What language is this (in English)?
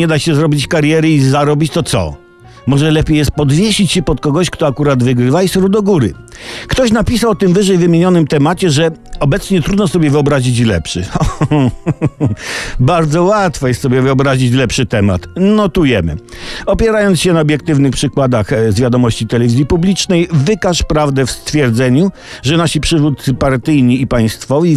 Polish